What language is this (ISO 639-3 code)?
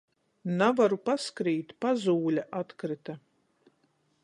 ltg